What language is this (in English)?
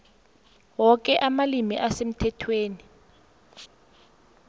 South Ndebele